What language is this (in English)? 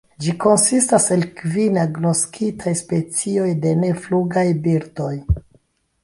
Esperanto